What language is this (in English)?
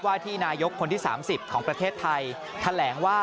Thai